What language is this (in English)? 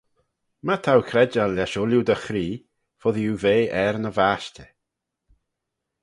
Manx